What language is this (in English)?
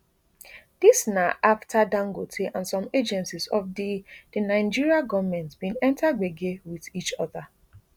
Nigerian Pidgin